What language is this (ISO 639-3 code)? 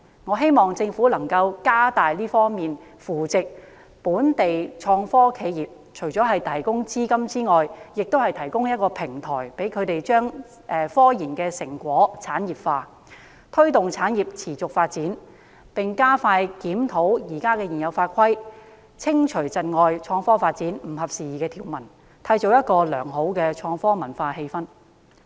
yue